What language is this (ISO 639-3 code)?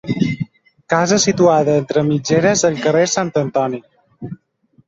cat